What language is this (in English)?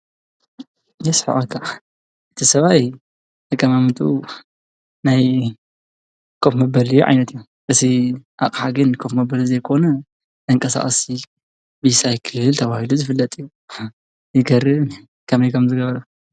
Tigrinya